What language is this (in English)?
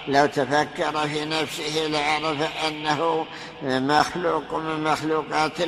Arabic